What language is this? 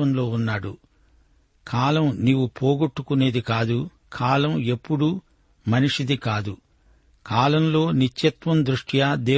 Telugu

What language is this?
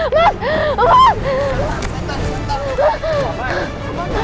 Indonesian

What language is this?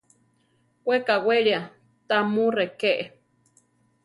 Central Tarahumara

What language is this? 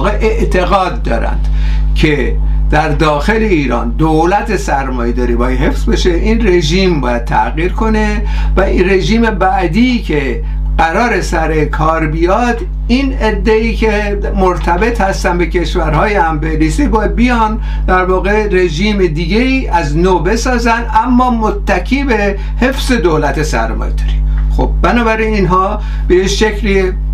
Persian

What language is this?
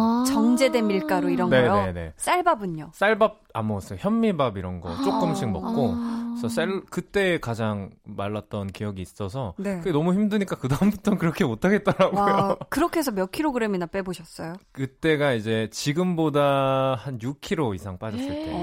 Korean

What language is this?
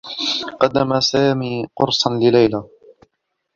Arabic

